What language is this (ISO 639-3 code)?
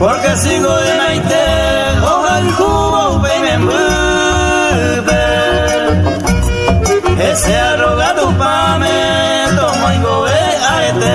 spa